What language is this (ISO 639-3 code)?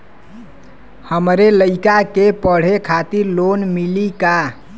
bho